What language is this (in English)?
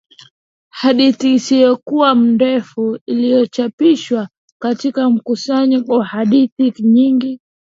Swahili